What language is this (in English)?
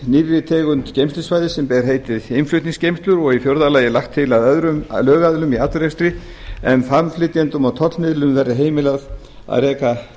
Icelandic